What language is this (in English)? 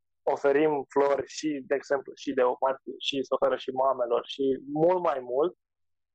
Romanian